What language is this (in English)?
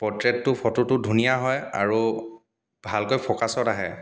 Assamese